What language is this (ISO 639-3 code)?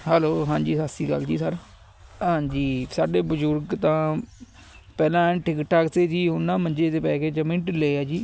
pan